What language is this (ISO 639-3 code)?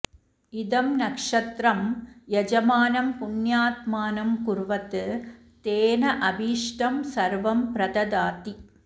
san